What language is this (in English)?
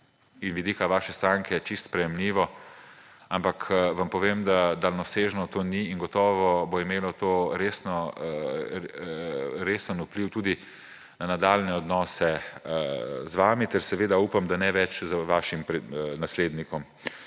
Slovenian